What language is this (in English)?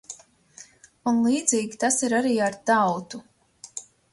Latvian